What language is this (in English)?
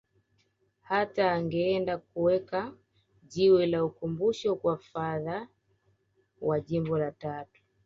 Swahili